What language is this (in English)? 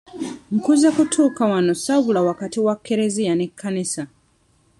Ganda